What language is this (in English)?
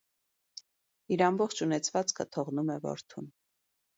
Armenian